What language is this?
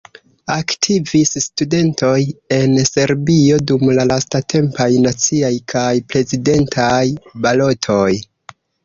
Esperanto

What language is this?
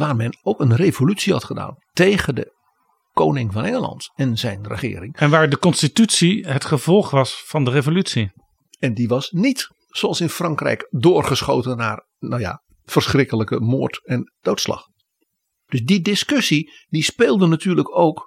Dutch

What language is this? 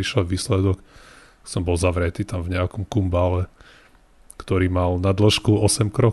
Slovak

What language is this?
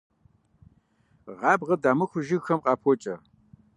Kabardian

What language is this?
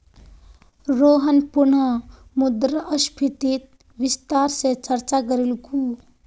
Magahi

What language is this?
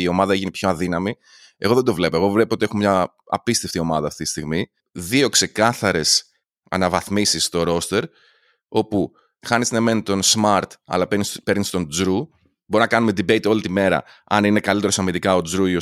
Greek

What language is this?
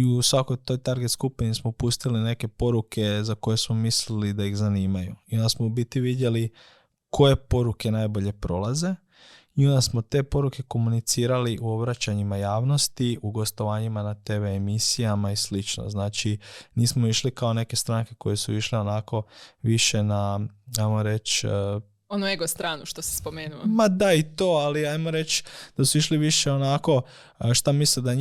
Croatian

